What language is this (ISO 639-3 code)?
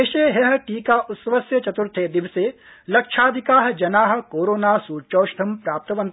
san